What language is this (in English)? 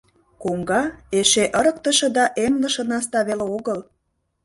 Mari